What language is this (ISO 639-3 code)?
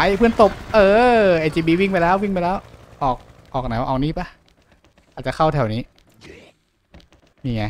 tha